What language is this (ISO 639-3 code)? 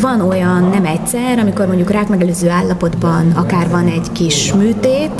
hun